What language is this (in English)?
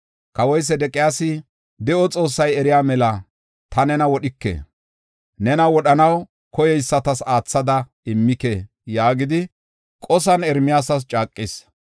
Gofa